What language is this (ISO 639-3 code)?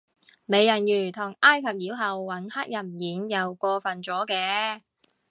yue